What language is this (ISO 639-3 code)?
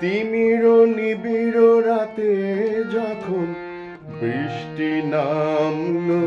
ron